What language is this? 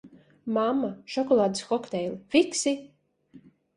Latvian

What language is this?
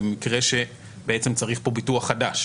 Hebrew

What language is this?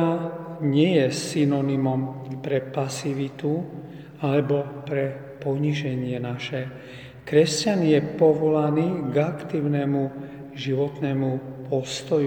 Slovak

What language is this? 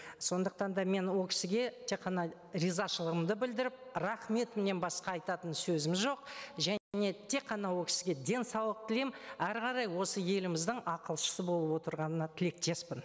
Kazakh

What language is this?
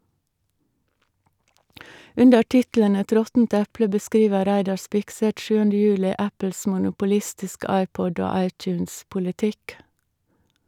Norwegian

